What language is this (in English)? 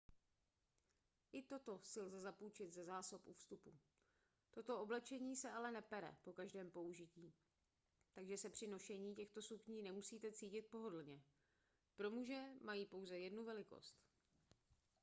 Czech